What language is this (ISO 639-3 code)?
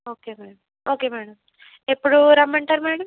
tel